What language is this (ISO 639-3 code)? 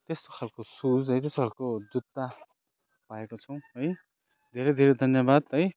nep